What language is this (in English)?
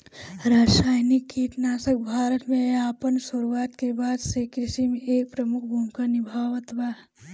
Bhojpuri